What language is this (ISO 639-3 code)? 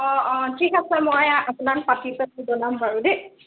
asm